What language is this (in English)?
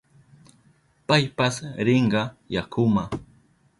Southern Pastaza Quechua